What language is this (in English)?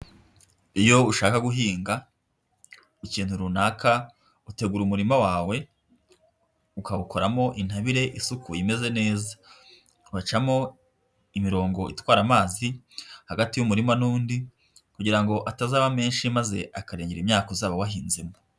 Kinyarwanda